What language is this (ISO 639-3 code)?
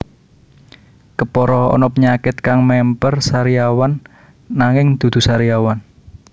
jav